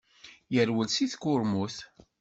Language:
Kabyle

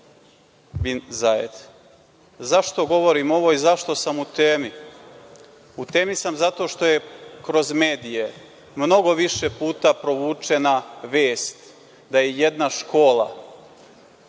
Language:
Serbian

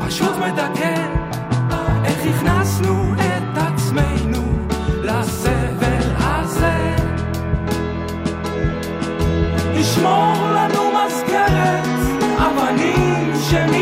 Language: Hebrew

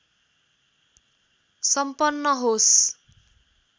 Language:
Nepali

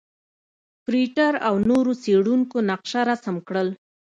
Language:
Pashto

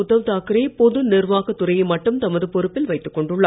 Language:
Tamil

